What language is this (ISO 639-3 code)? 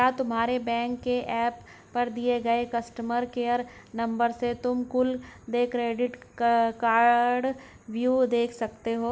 hin